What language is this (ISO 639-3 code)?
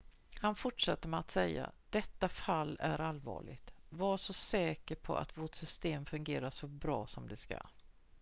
swe